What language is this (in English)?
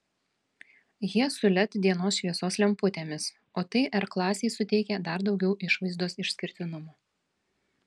Lithuanian